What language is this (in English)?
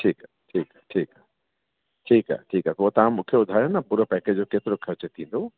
Sindhi